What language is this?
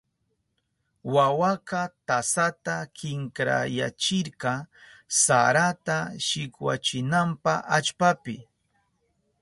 Southern Pastaza Quechua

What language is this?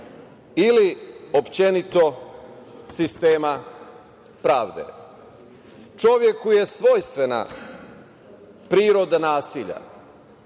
Serbian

